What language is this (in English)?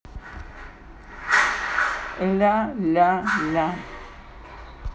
Russian